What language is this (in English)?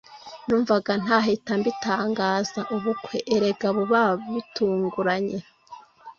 Kinyarwanda